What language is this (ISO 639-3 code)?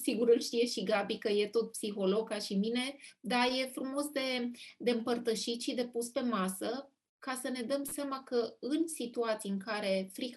ron